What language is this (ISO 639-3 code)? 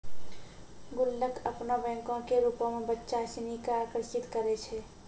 mai